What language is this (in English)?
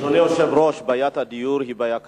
Hebrew